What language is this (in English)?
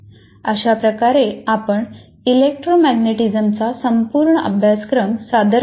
Marathi